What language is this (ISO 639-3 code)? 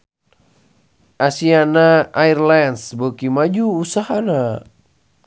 sun